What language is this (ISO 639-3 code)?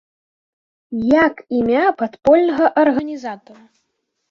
bel